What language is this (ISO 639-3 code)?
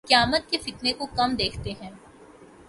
urd